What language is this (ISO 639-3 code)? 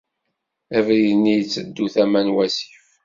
kab